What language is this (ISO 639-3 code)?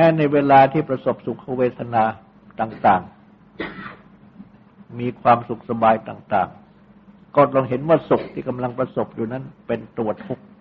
tha